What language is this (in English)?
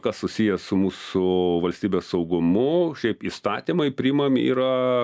Lithuanian